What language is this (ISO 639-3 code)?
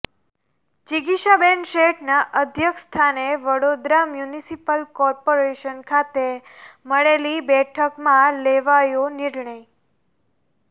guj